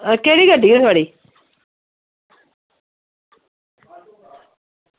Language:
Dogri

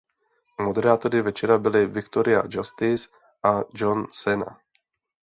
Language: Czech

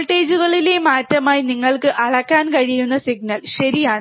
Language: Malayalam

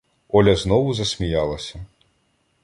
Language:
Ukrainian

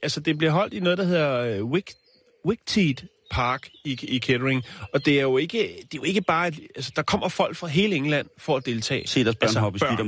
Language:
Danish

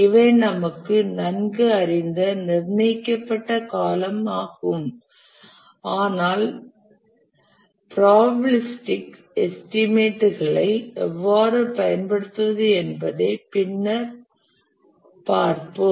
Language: Tamil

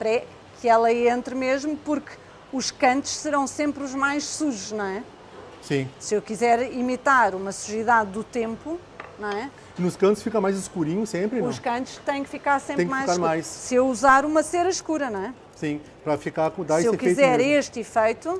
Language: Portuguese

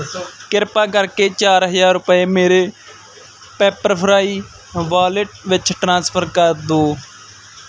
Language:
Punjabi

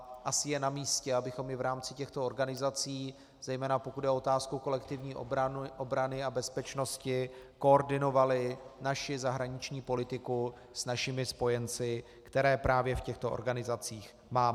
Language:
Czech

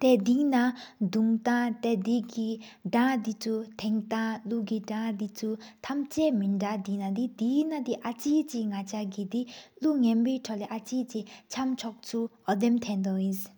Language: Sikkimese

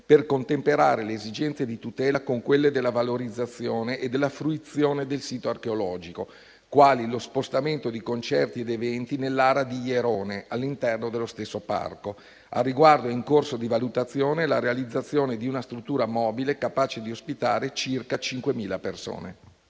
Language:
Italian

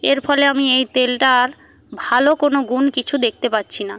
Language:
Bangla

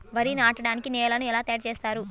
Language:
Telugu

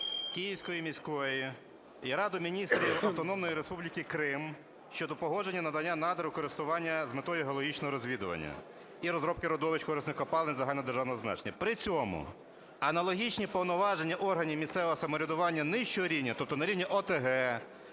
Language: Ukrainian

